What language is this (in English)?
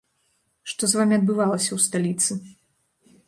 Belarusian